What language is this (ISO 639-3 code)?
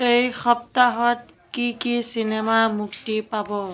asm